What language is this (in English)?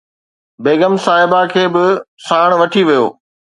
Sindhi